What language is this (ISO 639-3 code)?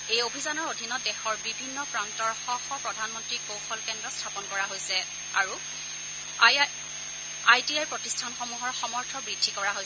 asm